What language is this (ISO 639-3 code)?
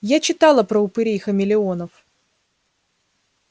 rus